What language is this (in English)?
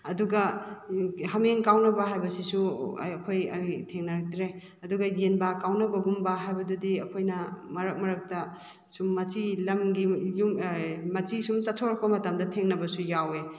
Manipuri